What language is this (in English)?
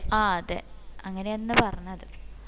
Malayalam